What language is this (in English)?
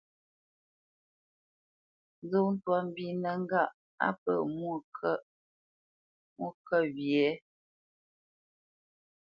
Bamenyam